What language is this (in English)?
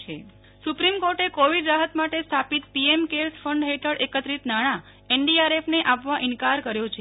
Gujarati